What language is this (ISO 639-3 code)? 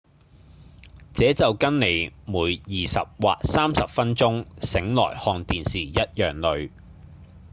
yue